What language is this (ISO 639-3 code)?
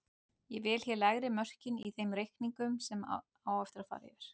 isl